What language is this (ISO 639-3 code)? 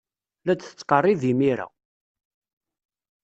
kab